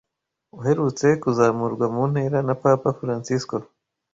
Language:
Kinyarwanda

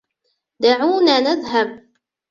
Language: Arabic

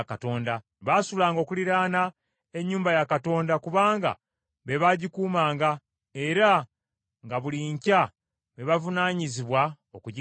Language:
Ganda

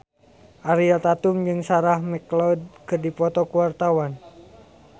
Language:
Sundanese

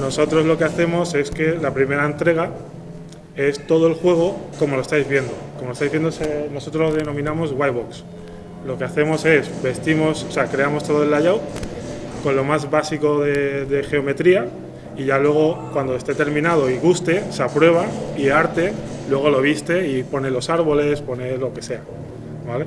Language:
Spanish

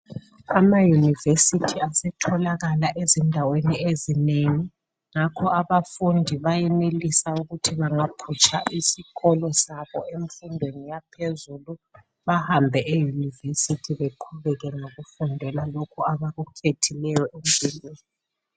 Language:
North Ndebele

